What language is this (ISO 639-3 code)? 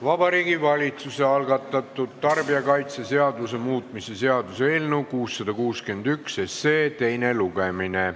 est